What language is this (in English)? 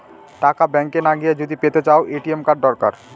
Bangla